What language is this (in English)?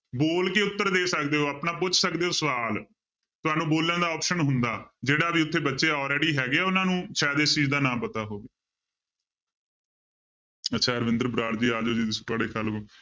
Punjabi